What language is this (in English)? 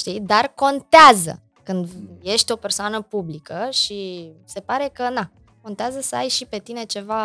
Romanian